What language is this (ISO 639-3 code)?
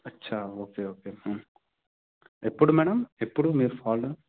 tel